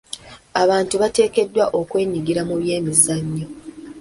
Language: Ganda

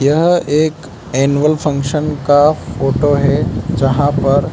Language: Hindi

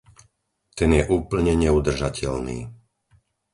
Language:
Slovak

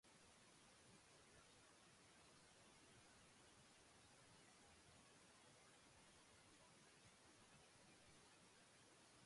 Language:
Basque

